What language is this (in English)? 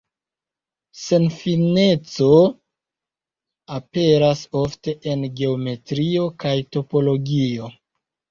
Esperanto